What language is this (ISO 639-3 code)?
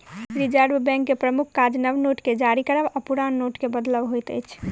mai